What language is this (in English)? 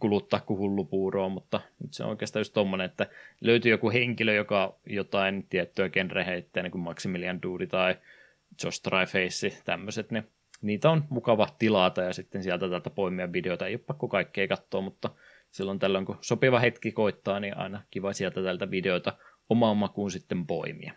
Finnish